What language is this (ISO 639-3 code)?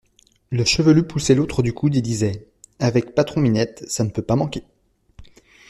fra